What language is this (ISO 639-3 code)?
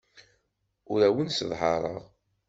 kab